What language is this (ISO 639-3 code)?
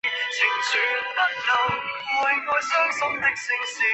zho